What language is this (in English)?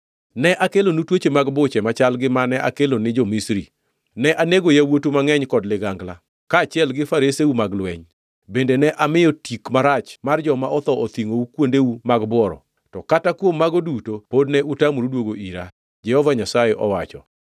Luo (Kenya and Tanzania)